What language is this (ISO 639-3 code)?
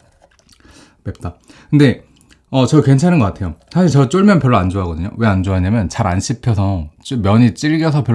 kor